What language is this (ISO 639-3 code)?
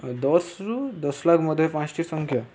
ori